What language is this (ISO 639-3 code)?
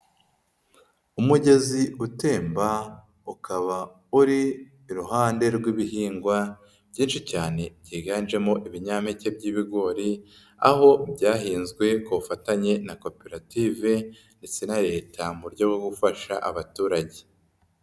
kin